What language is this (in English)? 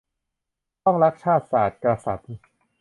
Thai